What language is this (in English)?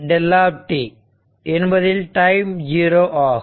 Tamil